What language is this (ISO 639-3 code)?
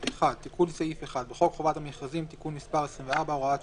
heb